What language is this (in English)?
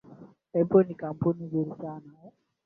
Swahili